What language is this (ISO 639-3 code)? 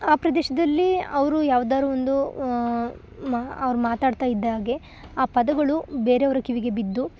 kan